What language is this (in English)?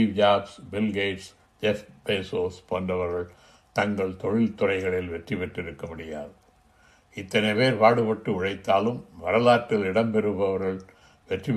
Tamil